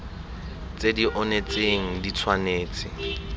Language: Tswana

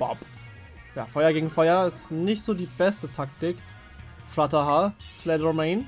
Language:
German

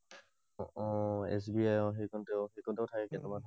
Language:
Assamese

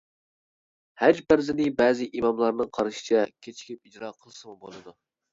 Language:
Uyghur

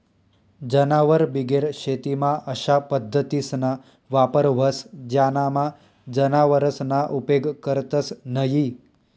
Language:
Marathi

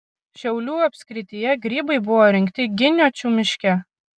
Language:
Lithuanian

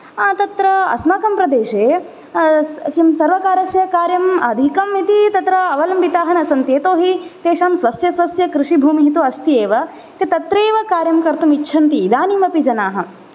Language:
Sanskrit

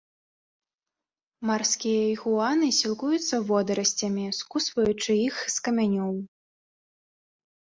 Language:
Belarusian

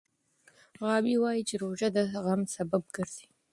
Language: Pashto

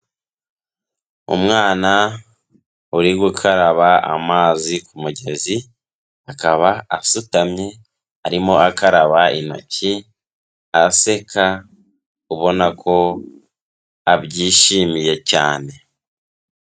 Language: Kinyarwanda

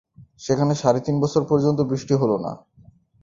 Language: Bangla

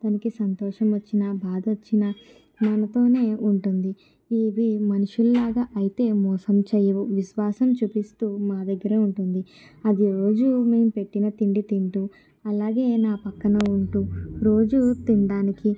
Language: Telugu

